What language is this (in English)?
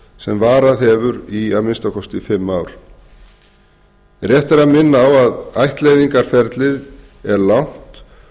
Icelandic